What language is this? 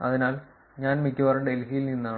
Malayalam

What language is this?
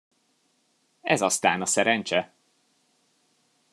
Hungarian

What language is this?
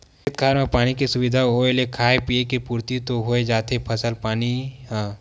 Chhattisgarhi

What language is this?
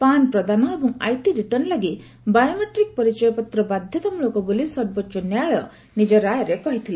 Odia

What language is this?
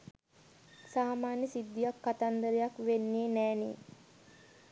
Sinhala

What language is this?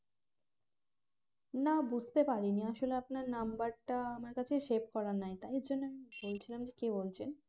Bangla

